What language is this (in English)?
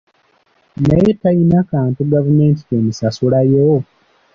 Ganda